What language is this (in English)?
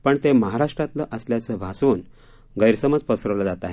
Marathi